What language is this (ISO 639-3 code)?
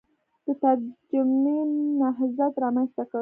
pus